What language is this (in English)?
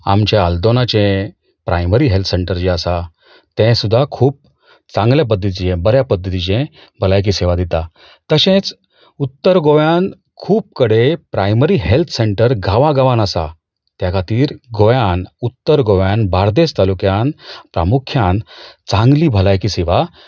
Konkani